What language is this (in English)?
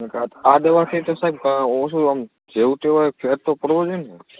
Gujarati